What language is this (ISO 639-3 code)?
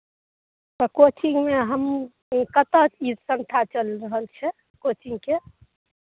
mai